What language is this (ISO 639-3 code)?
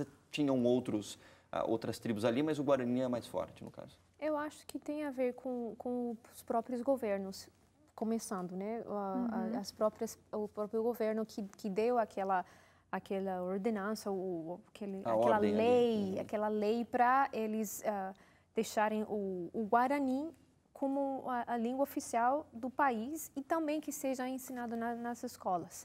por